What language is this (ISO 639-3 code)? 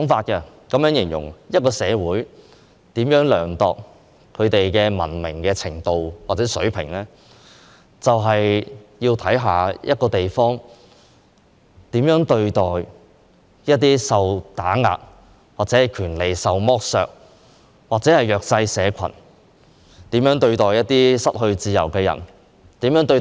yue